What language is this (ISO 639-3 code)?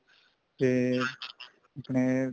pan